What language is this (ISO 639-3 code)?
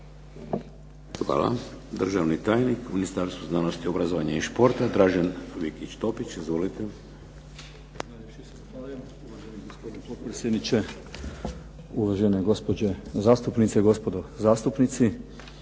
hrv